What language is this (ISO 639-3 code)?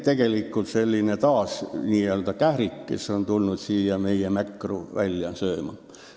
est